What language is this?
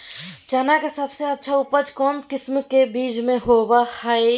Magahi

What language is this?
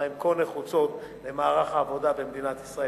Hebrew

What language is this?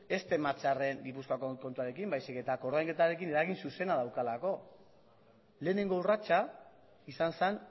Basque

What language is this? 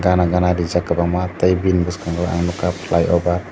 Kok Borok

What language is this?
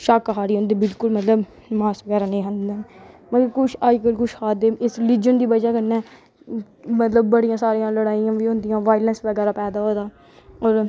Dogri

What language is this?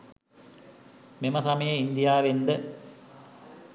Sinhala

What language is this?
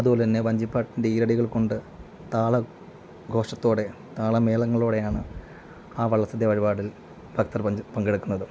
Malayalam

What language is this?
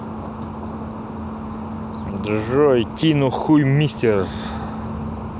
Russian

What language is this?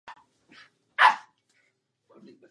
Czech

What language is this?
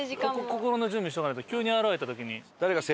Japanese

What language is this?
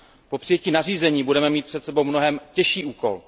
Czech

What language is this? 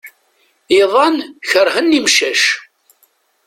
Kabyle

